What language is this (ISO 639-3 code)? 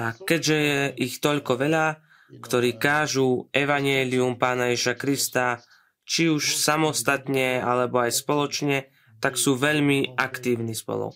slk